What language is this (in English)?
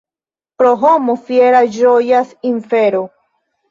Esperanto